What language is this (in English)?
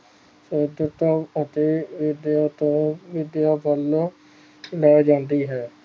Punjabi